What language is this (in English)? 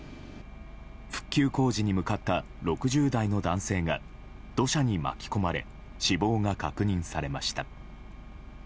Japanese